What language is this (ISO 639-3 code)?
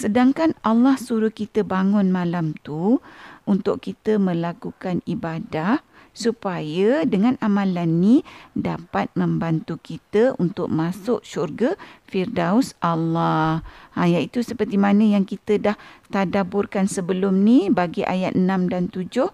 msa